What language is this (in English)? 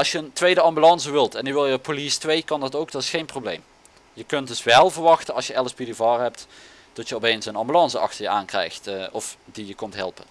Dutch